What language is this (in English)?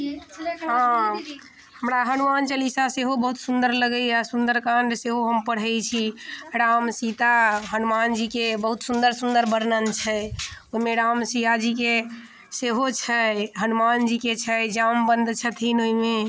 Maithili